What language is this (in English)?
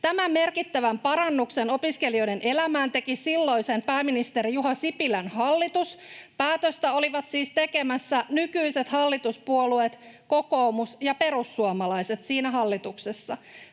Finnish